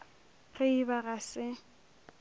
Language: Northern Sotho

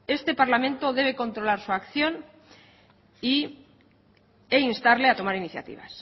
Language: Spanish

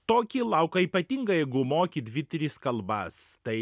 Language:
Lithuanian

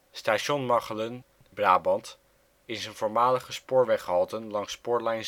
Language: Dutch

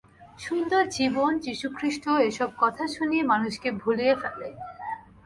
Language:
Bangla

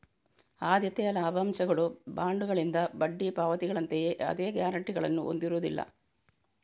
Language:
Kannada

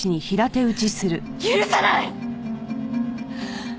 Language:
Japanese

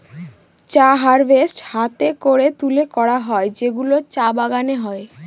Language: Bangla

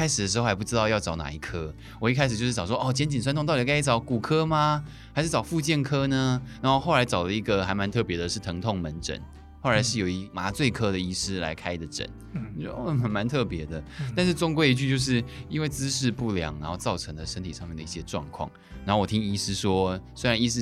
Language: Chinese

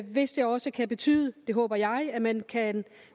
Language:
Danish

